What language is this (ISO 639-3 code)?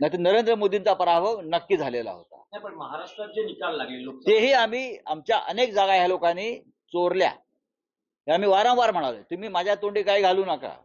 mar